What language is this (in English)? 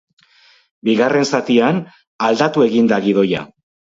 Basque